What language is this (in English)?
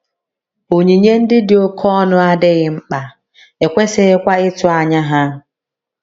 Igbo